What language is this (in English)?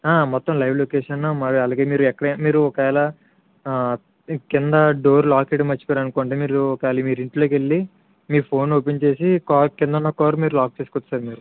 Telugu